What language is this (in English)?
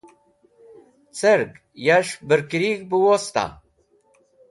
Wakhi